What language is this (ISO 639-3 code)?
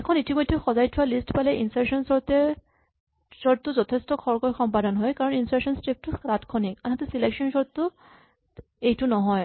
asm